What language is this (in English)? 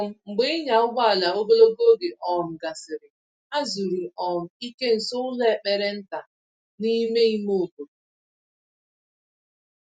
Igbo